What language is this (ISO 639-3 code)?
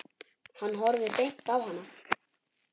isl